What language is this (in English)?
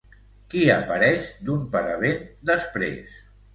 Catalan